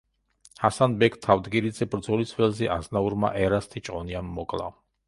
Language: Georgian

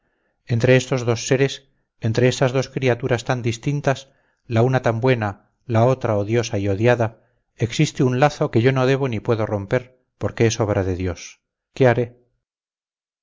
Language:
Spanish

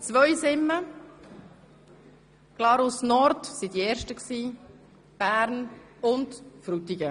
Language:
Swiss German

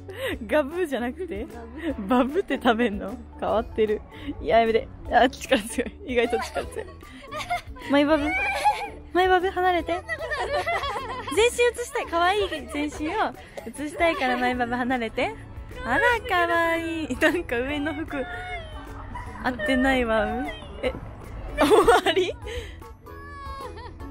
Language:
Japanese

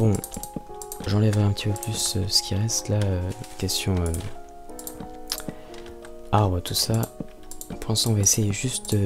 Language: French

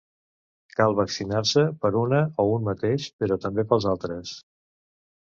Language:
Catalan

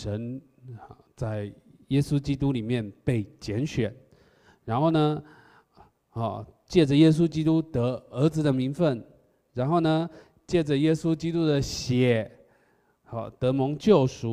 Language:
Chinese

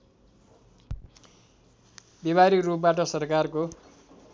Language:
Nepali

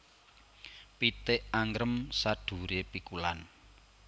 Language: Javanese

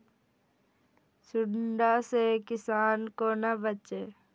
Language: Maithili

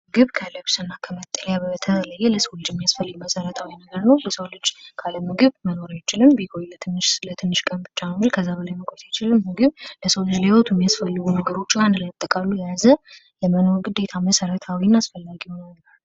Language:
Amharic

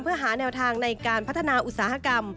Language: Thai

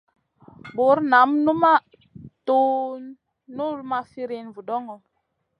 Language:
Masana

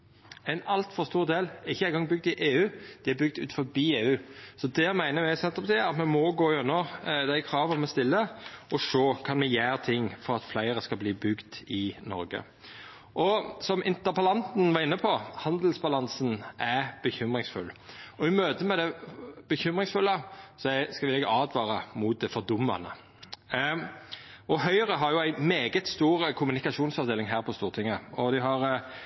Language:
Norwegian Nynorsk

